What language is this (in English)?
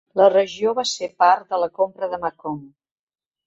Catalan